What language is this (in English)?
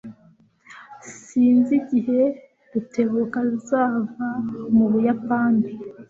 Kinyarwanda